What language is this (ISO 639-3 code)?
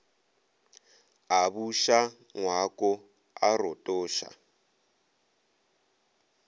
nso